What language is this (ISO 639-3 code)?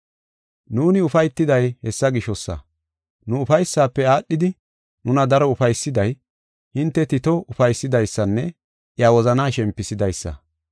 gof